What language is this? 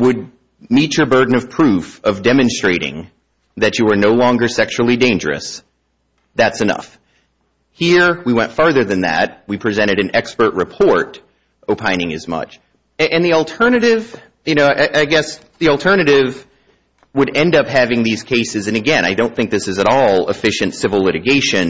English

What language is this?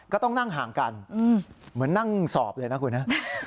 Thai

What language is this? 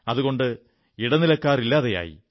Malayalam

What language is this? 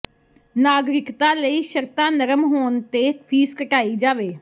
Punjabi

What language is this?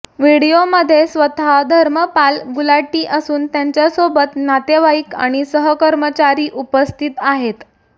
Marathi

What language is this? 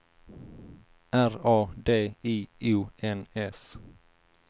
Swedish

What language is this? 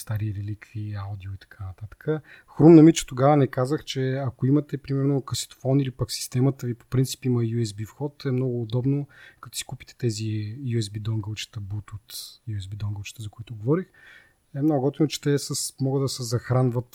Bulgarian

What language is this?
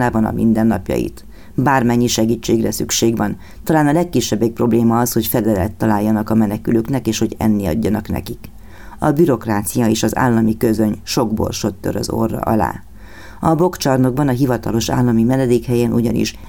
Hungarian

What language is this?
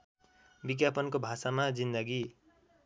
Nepali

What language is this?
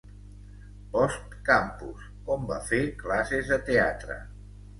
Catalan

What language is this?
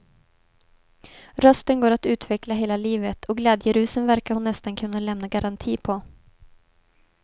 Swedish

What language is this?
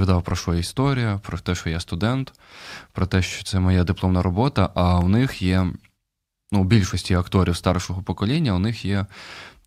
Ukrainian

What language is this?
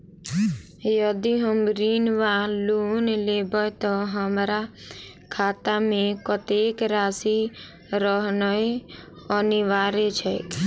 Maithili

